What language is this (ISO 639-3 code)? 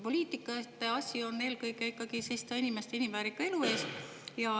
est